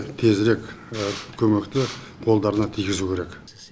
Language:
Kazakh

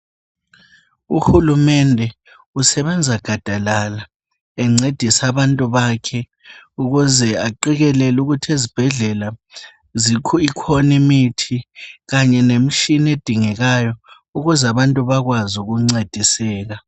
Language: North Ndebele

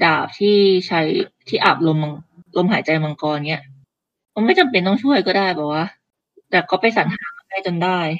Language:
Thai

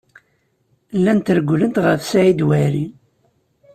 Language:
Kabyle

